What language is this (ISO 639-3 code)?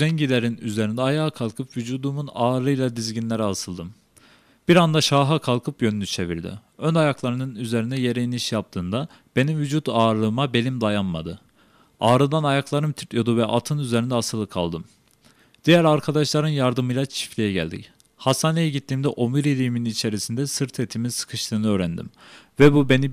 tur